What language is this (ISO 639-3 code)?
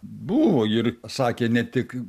lit